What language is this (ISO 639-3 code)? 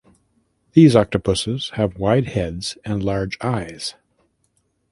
eng